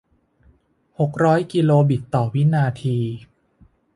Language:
Thai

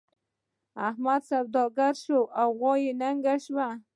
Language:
Pashto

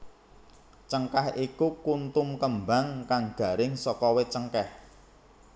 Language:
Javanese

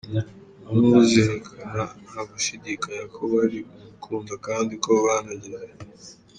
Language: Kinyarwanda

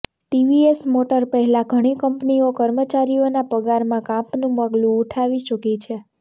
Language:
Gujarati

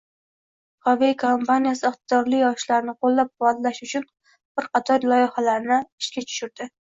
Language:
Uzbek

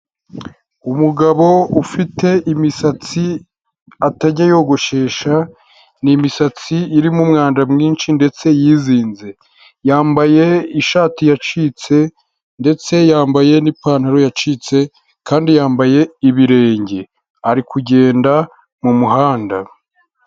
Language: Kinyarwanda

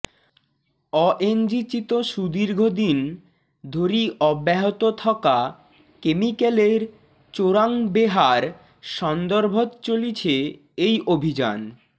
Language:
Bangla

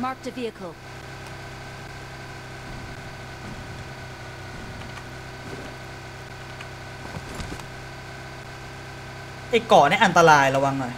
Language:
Thai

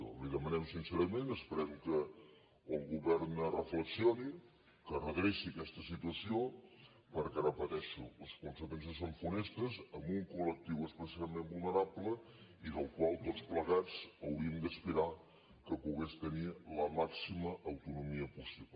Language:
Catalan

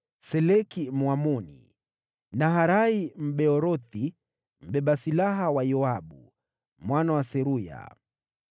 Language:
Swahili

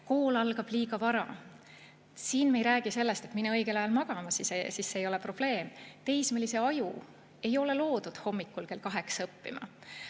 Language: Estonian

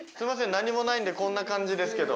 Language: Japanese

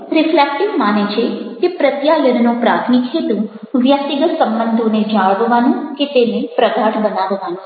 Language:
Gujarati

